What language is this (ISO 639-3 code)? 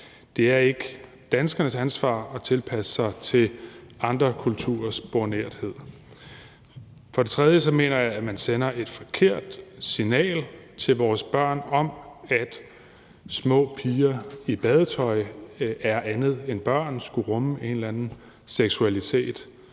dan